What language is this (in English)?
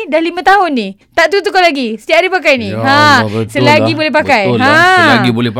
Malay